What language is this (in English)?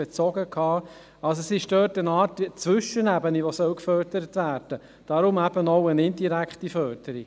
Swiss German